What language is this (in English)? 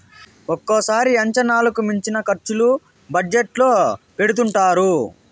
Telugu